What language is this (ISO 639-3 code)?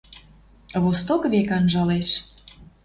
mrj